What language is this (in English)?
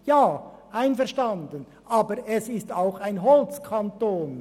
Swiss German